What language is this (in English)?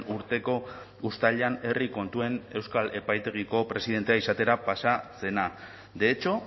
Basque